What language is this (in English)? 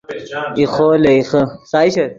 Yidgha